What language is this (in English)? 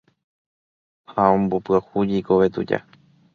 Guarani